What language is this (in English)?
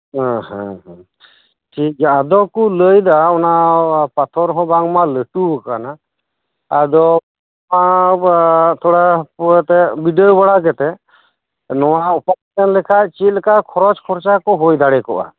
Santali